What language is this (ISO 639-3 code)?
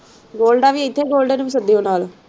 pan